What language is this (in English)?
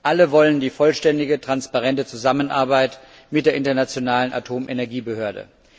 German